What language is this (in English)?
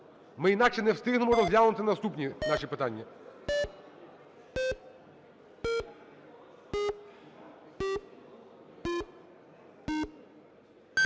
Ukrainian